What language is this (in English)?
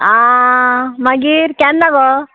Konkani